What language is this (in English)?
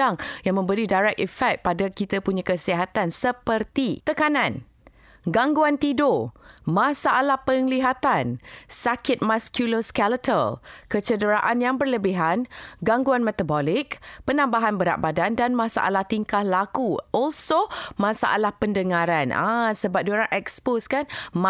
Malay